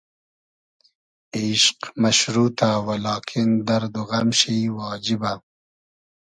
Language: Hazaragi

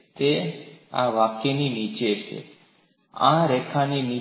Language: Gujarati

